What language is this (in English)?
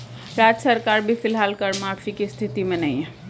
Hindi